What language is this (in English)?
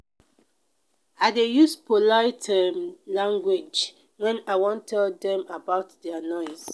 Nigerian Pidgin